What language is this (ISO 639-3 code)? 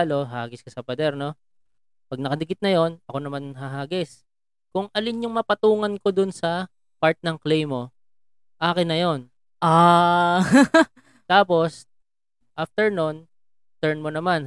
fil